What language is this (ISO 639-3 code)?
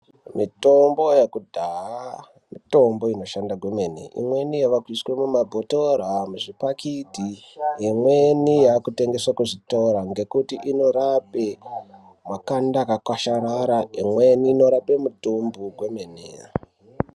ndc